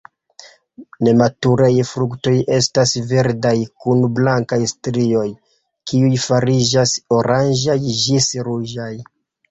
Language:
Esperanto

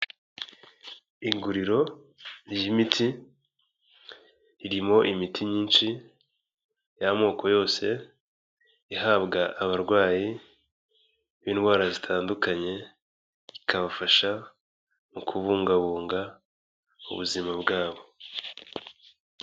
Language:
Kinyarwanda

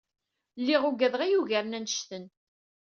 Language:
Kabyle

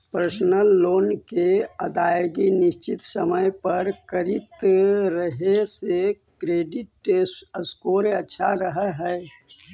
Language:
Magahi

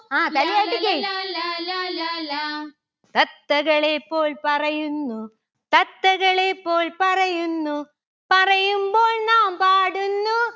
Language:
Malayalam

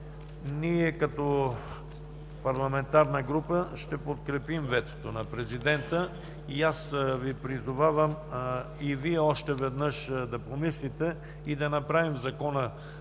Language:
Bulgarian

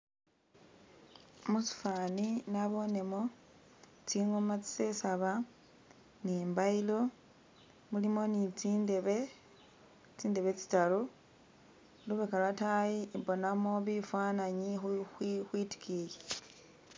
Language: Masaaba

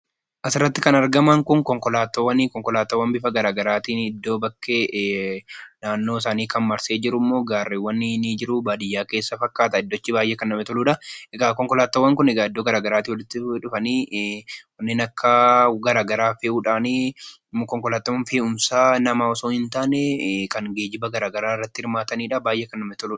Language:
Oromo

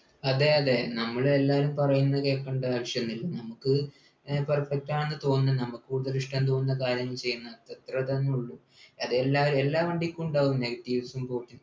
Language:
Malayalam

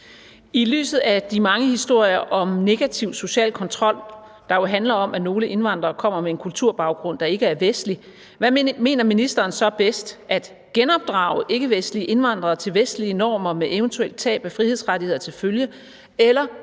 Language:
Danish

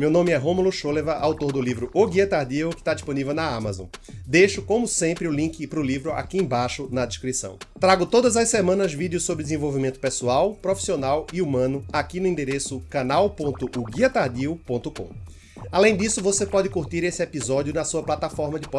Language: Portuguese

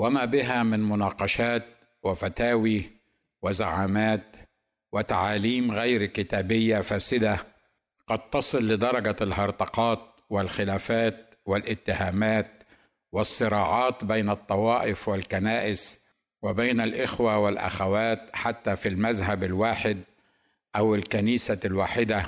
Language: Arabic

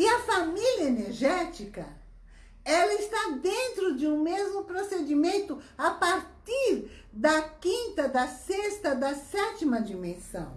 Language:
Portuguese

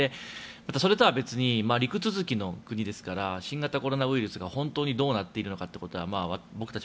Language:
Japanese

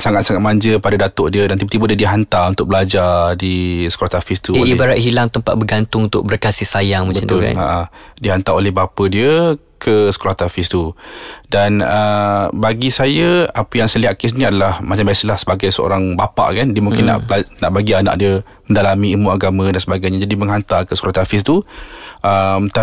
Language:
Malay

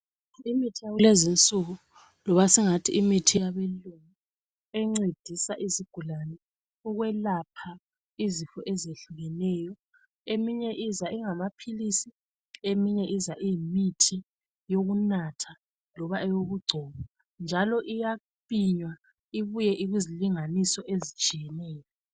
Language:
North Ndebele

